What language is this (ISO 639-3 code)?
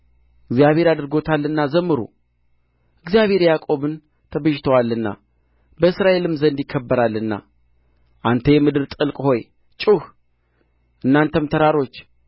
amh